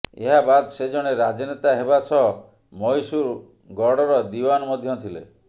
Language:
Odia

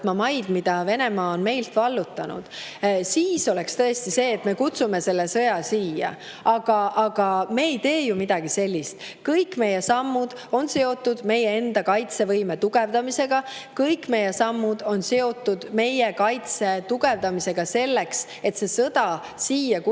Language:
Estonian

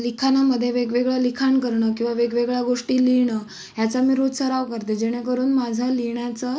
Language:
Marathi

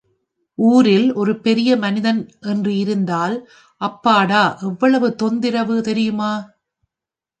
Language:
Tamil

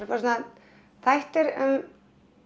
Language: Icelandic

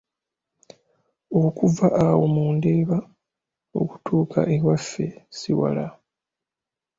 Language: Ganda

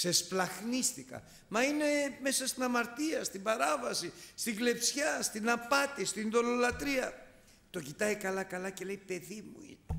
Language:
Greek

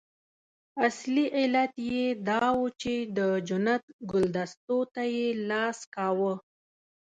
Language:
Pashto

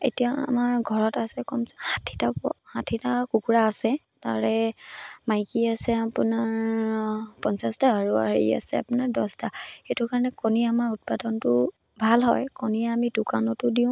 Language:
Assamese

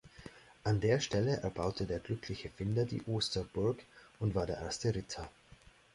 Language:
German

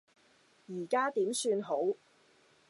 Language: Cantonese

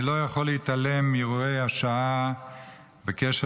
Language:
Hebrew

